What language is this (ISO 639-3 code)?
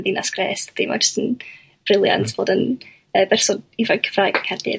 cym